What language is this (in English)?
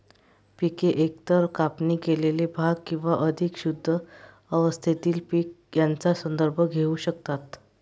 Marathi